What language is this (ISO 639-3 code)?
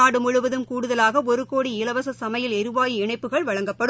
tam